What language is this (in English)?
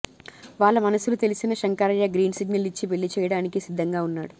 Telugu